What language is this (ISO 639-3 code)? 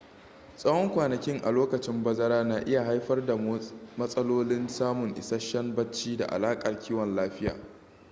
hau